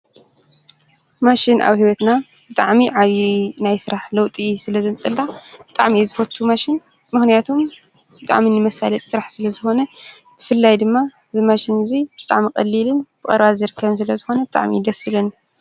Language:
Tigrinya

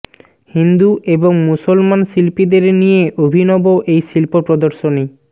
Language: Bangla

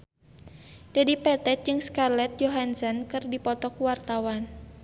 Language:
Sundanese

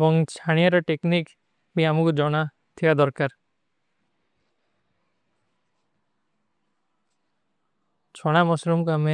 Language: Kui (India)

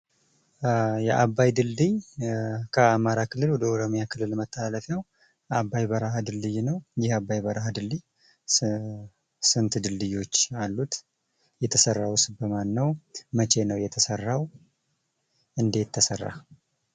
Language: Amharic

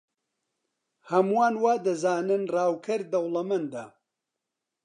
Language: Central Kurdish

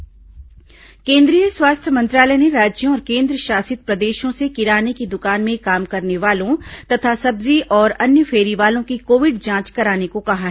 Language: Hindi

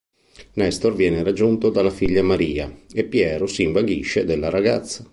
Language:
Italian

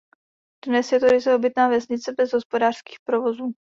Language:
Czech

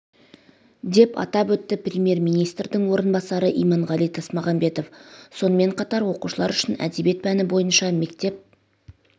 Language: Kazakh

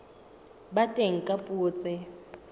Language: Southern Sotho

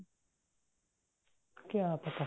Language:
Punjabi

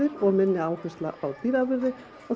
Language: Icelandic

